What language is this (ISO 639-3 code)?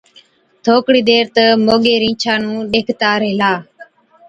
odk